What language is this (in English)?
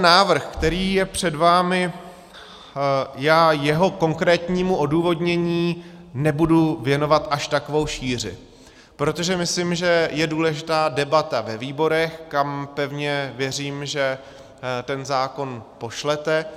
Czech